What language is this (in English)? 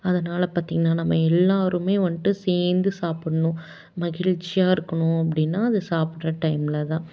Tamil